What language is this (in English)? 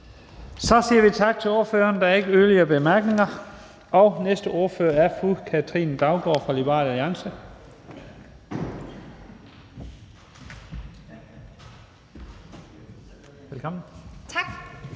Danish